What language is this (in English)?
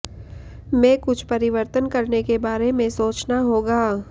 Hindi